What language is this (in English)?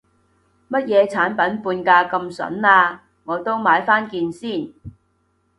Cantonese